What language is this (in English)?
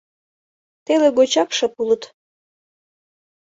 Mari